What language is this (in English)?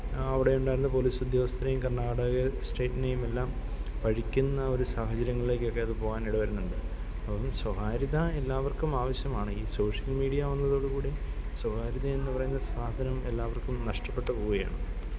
Malayalam